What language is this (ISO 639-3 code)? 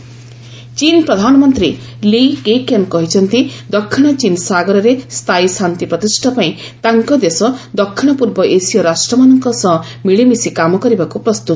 ori